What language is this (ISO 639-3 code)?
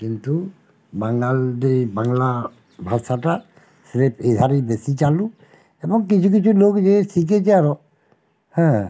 ben